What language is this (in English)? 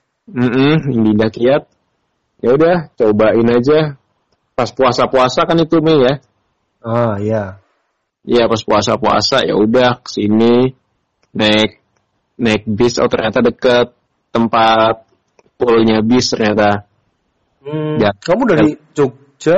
Indonesian